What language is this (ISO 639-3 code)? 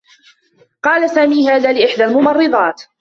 ara